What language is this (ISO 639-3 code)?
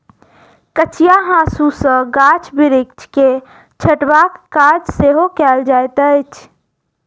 mai